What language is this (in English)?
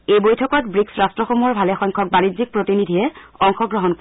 Assamese